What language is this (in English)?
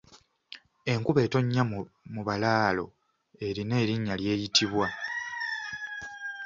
Ganda